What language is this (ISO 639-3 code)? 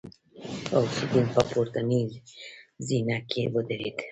pus